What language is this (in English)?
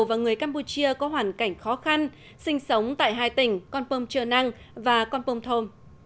Vietnamese